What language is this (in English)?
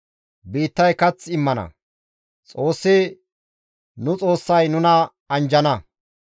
Gamo